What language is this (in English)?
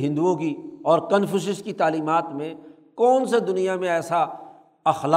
Urdu